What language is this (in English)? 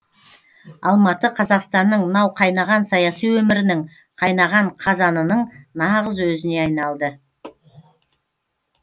Kazakh